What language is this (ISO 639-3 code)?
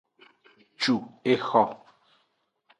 ajg